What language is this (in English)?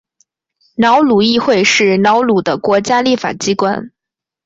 Chinese